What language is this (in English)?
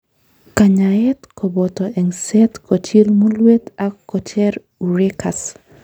Kalenjin